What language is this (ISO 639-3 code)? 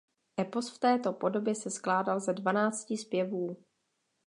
ces